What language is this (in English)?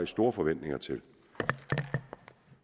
Danish